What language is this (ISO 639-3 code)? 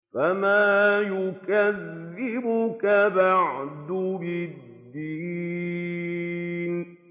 ara